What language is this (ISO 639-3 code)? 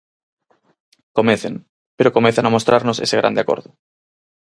glg